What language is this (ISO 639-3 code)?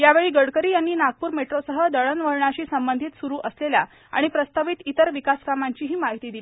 mar